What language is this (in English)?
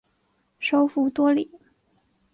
Chinese